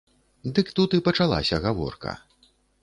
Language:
Belarusian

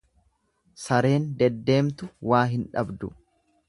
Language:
Oromo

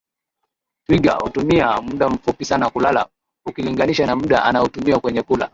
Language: Swahili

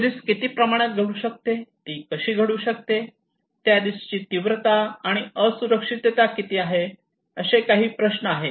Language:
Marathi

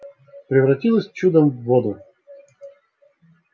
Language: Russian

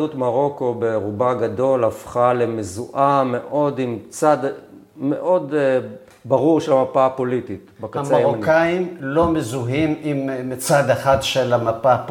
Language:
Hebrew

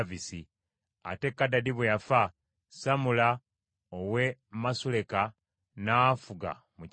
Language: Ganda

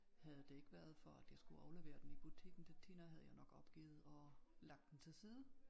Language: Danish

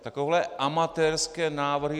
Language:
Czech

